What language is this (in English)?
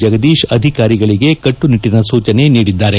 Kannada